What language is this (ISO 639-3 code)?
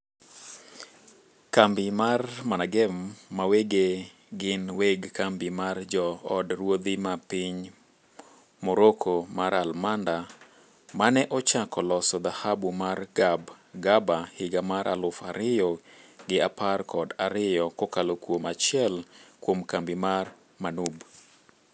luo